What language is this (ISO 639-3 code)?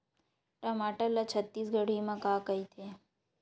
hne